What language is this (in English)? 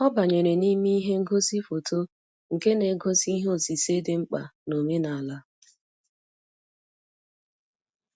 Igbo